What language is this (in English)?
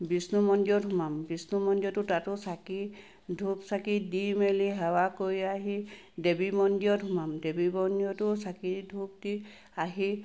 Assamese